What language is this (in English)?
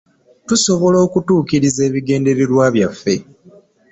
Ganda